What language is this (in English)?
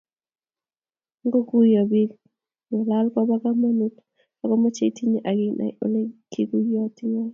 Kalenjin